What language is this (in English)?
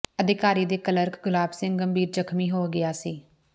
Punjabi